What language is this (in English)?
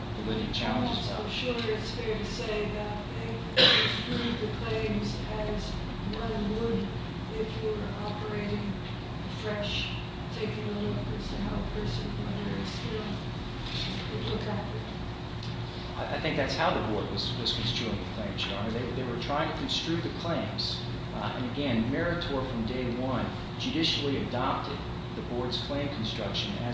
English